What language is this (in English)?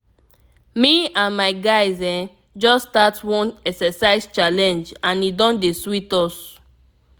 Nigerian Pidgin